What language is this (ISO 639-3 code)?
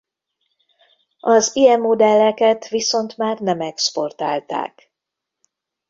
hun